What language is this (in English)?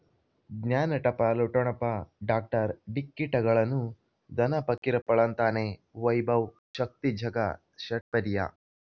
Kannada